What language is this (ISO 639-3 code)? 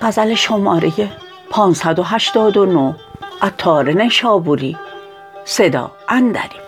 fas